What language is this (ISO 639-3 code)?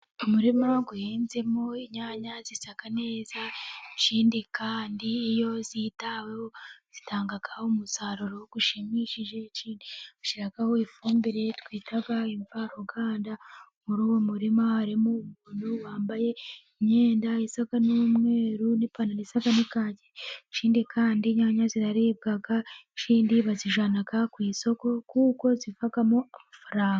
kin